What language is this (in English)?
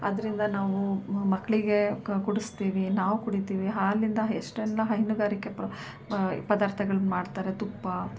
Kannada